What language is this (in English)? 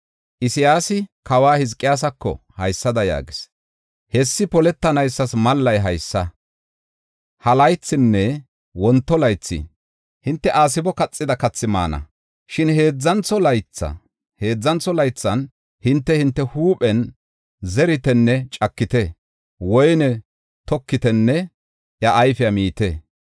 Gofa